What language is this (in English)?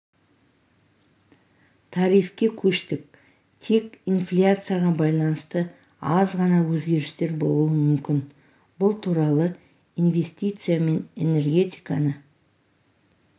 Kazakh